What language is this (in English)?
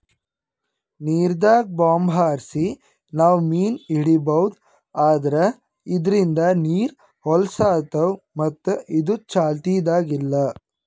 Kannada